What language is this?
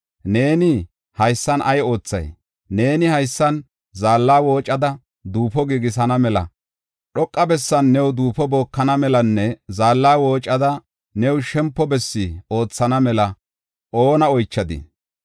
Gofa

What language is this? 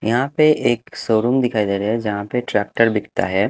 Hindi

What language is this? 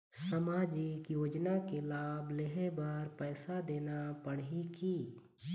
Chhattisgarhi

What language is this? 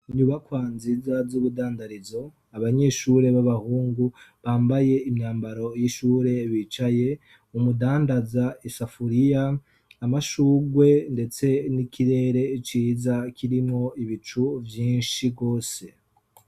Rundi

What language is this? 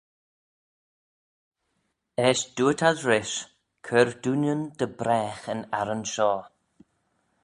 Manx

